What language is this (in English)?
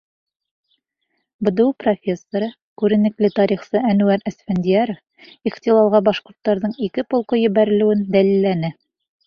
Bashkir